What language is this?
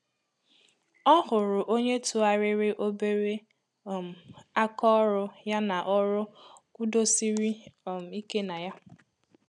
Igbo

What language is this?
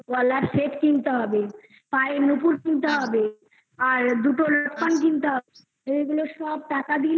Bangla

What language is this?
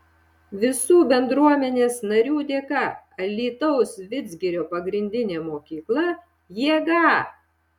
Lithuanian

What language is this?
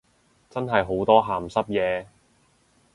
Cantonese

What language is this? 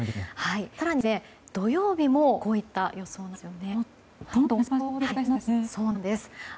Japanese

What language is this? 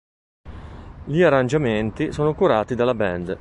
Italian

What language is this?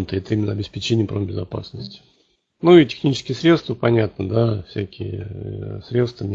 Russian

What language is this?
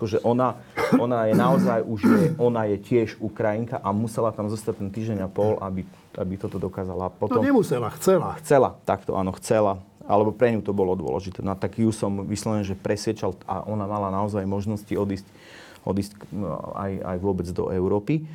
Slovak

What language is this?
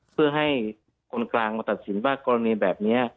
Thai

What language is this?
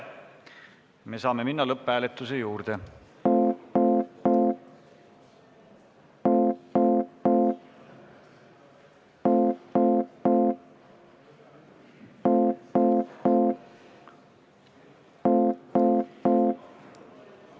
Estonian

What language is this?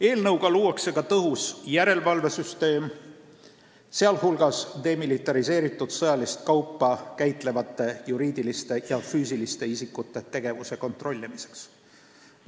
Estonian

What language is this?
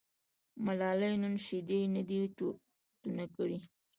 Pashto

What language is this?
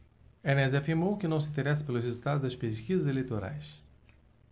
Portuguese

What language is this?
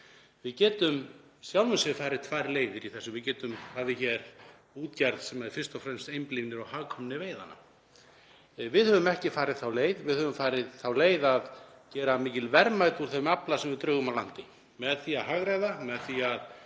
Icelandic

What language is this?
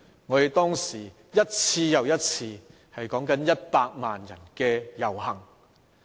Cantonese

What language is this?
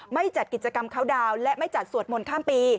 Thai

